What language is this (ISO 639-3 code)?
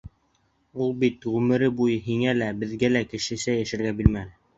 bak